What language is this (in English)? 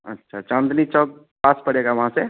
Urdu